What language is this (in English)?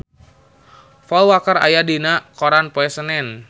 Sundanese